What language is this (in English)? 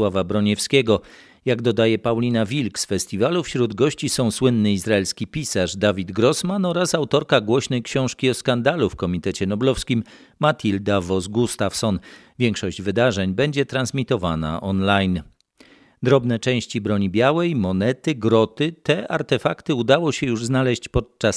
Polish